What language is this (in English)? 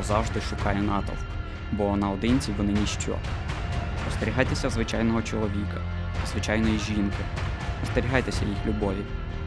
Ukrainian